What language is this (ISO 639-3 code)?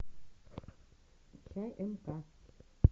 rus